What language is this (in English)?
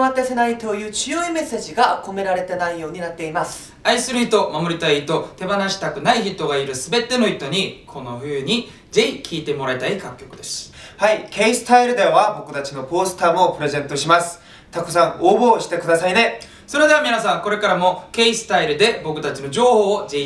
Japanese